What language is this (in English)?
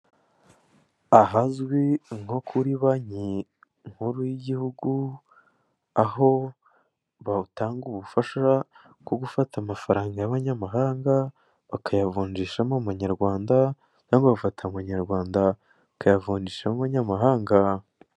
Kinyarwanda